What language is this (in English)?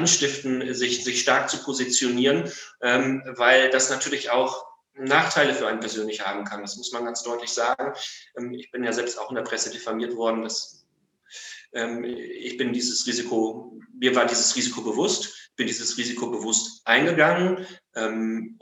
German